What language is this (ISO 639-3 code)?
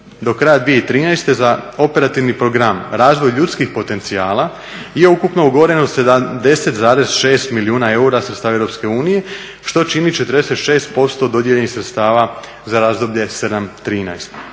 hrv